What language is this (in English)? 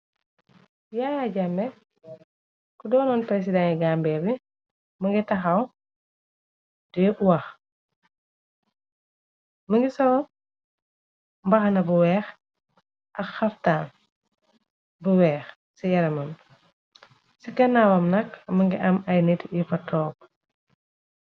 Wolof